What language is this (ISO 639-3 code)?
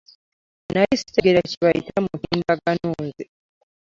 lug